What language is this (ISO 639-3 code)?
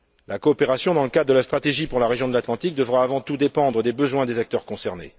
fra